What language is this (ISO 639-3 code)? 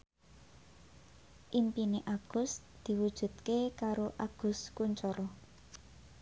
jav